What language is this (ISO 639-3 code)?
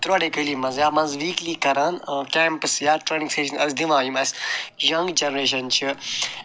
kas